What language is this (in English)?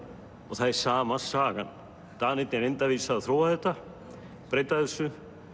Icelandic